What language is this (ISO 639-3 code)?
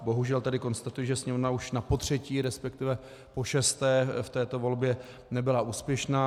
ces